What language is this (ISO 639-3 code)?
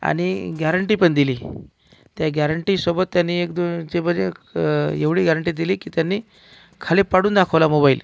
mar